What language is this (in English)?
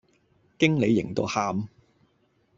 Cantonese